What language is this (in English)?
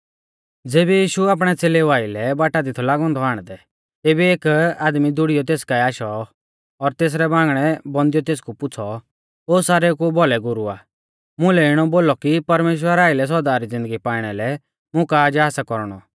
Mahasu Pahari